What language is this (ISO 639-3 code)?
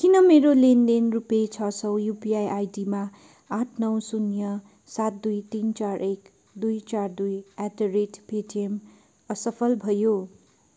nep